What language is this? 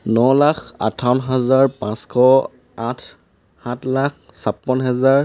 Assamese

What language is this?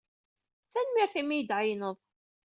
Kabyle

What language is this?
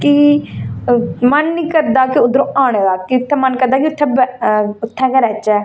Dogri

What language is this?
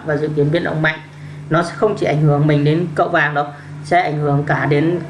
Vietnamese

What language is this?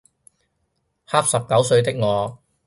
Cantonese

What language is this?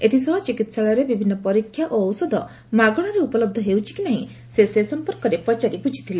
Odia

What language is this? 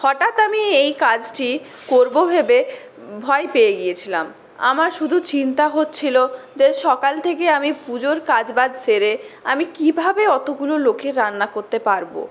Bangla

